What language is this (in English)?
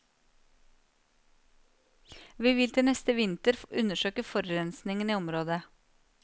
Norwegian